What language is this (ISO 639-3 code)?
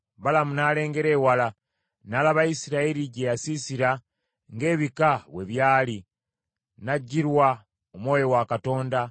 lug